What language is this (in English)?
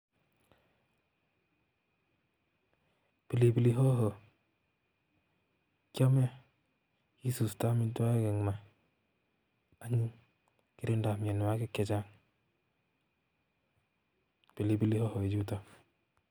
Kalenjin